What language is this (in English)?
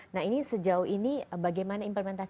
Indonesian